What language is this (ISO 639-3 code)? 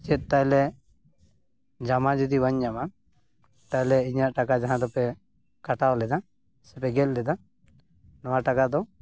sat